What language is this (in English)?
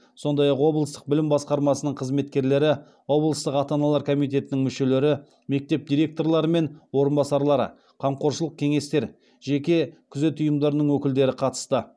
Kazakh